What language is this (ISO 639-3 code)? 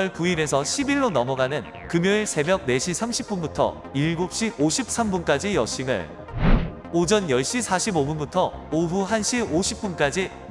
kor